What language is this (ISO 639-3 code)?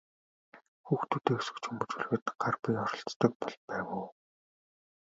mon